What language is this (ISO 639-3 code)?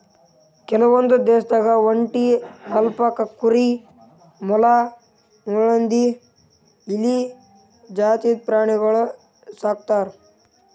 kan